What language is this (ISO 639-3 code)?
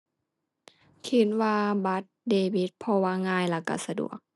tha